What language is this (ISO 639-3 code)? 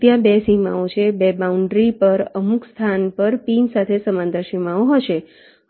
guj